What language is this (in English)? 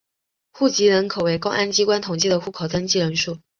Chinese